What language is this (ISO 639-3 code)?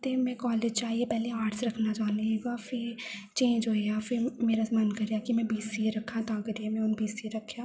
doi